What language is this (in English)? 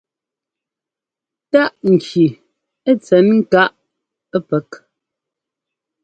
Ngomba